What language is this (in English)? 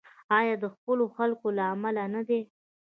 Pashto